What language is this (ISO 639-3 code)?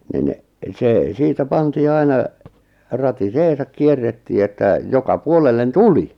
fin